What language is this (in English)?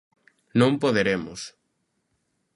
Galician